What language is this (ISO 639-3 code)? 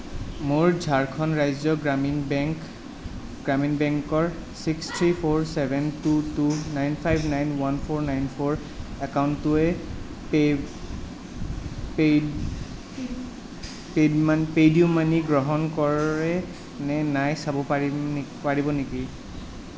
asm